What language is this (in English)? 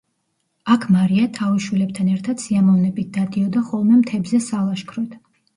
Georgian